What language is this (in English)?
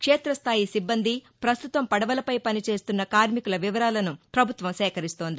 Telugu